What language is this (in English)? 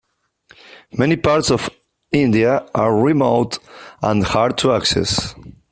English